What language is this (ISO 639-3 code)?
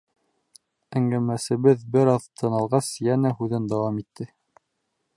bak